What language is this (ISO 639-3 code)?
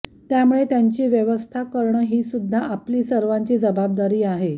mar